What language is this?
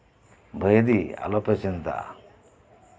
Santali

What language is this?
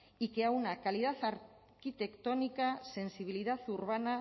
Spanish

